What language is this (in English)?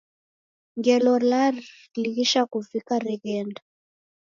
Taita